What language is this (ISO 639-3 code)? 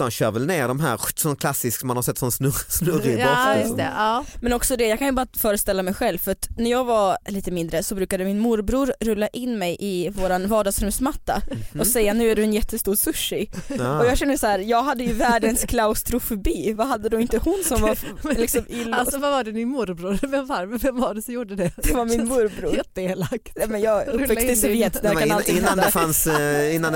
swe